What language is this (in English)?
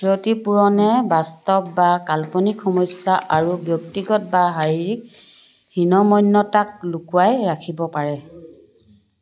Assamese